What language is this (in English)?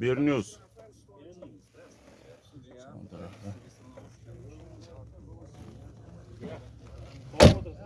Turkish